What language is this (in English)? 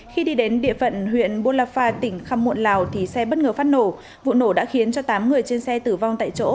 Vietnamese